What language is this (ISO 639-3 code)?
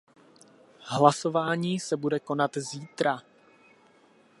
ces